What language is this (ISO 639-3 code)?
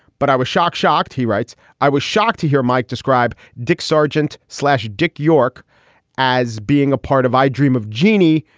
eng